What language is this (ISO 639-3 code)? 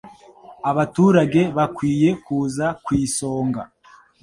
kin